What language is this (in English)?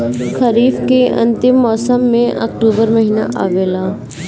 Bhojpuri